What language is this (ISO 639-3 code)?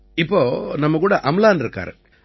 tam